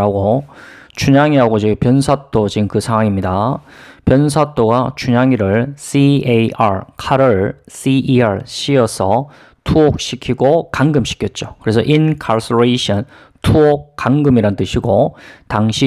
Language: Korean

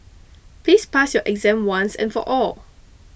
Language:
English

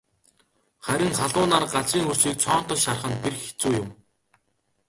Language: Mongolian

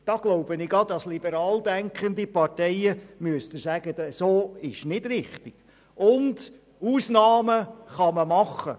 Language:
Swiss German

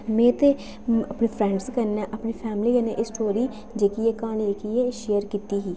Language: Dogri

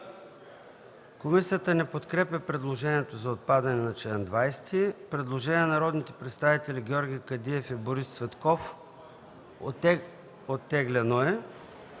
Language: Bulgarian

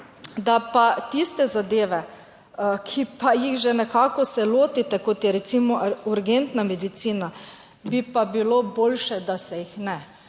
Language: Slovenian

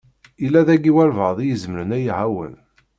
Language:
Kabyle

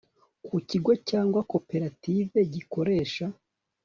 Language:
Kinyarwanda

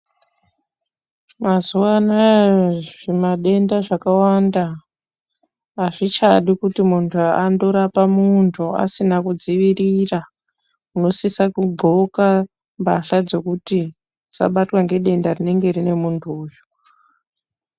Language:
Ndau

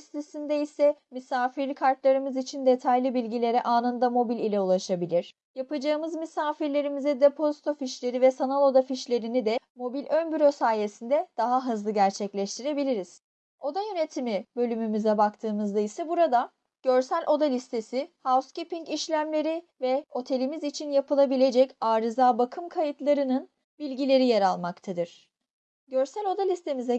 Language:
Turkish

